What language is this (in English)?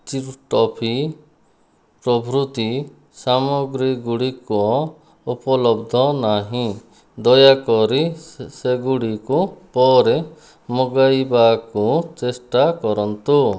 Odia